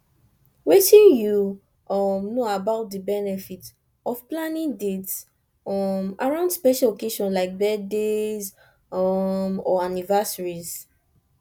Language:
Nigerian Pidgin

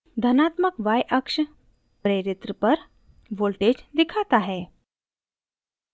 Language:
Hindi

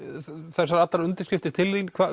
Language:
Icelandic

